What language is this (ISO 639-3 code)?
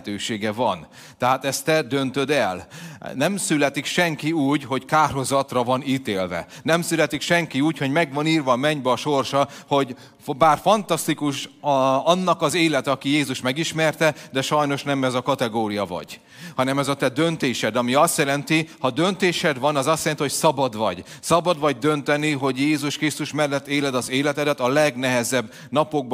hun